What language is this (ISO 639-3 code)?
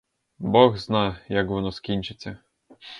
ukr